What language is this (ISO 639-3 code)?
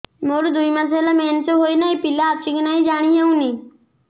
ori